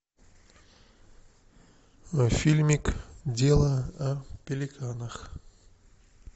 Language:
Russian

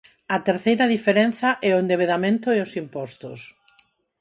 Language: Galician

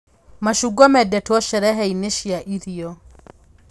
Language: Kikuyu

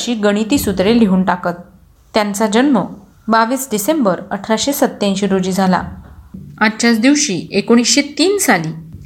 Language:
Marathi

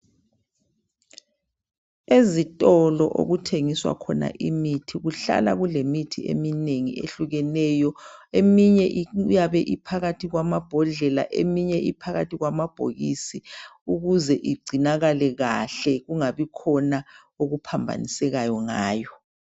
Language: North Ndebele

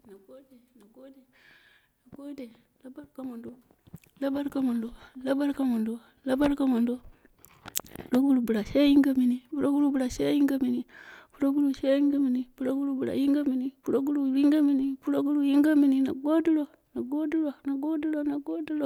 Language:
Dera (Nigeria)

